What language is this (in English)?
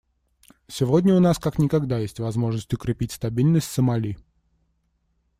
Russian